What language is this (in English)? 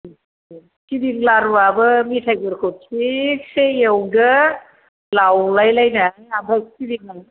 Bodo